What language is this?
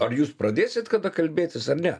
Lithuanian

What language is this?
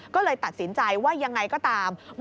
Thai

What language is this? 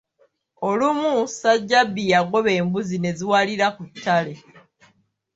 Ganda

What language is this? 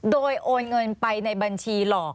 Thai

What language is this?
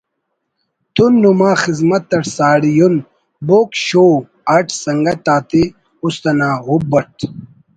Brahui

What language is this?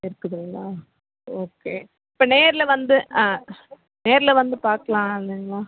Tamil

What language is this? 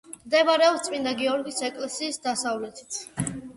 Georgian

